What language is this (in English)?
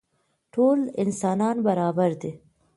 Pashto